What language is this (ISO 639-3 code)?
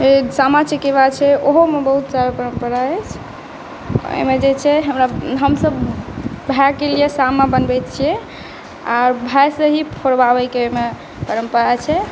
mai